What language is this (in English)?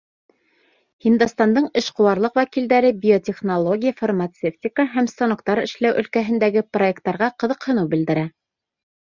Bashkir